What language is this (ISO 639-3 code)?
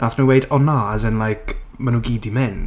cym